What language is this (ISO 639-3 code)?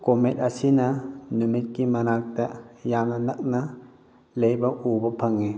mni